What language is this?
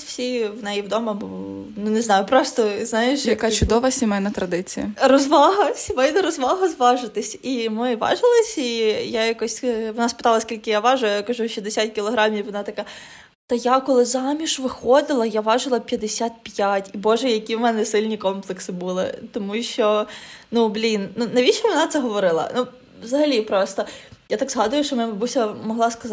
Ukrainian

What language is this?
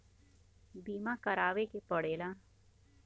Bhojpuri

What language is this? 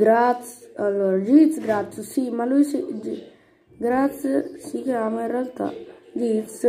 Italian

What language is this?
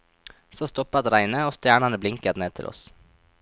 Norwegian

